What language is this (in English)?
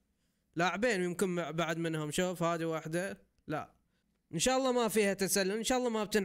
Arabic